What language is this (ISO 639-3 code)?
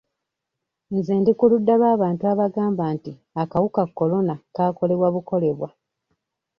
lug